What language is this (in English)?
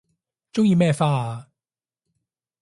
Cantonese